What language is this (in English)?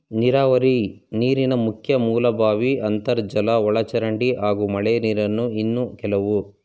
Kannada